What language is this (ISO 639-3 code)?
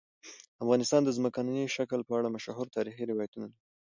pus